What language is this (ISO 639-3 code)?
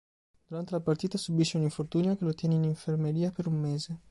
ita